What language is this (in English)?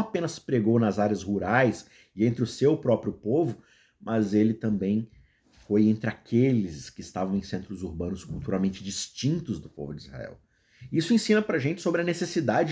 Portuguese